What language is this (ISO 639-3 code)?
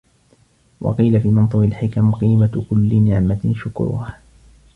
ara